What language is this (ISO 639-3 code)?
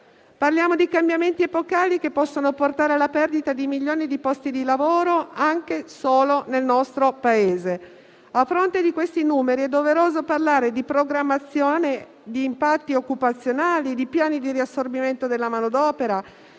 ita